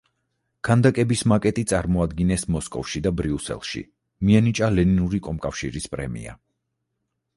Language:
Georgian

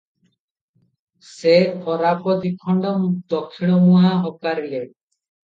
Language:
Odia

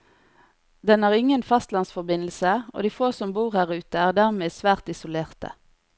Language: Norwegian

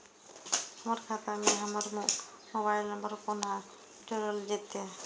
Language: Maithili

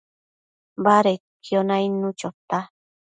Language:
Matsés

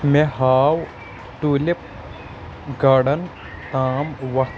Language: Kashmiri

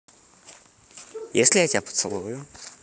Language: Russian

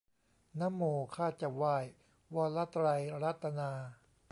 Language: Thai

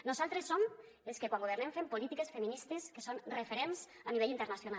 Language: Catalan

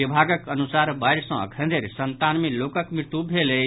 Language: Maithili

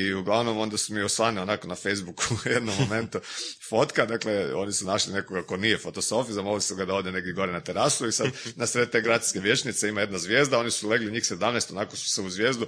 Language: Croatian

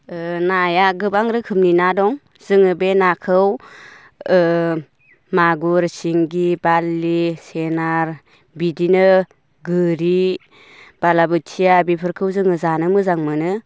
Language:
Bodo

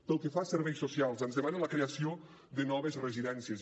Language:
Catalan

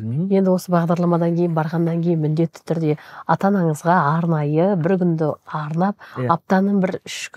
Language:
Turkish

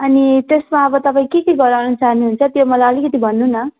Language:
Nepali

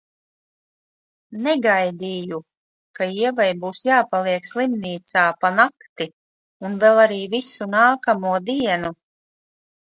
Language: Latvian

